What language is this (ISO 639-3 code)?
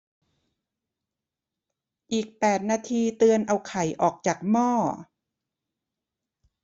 tha